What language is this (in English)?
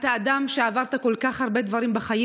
Hebrew